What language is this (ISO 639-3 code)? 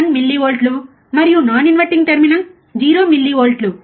tel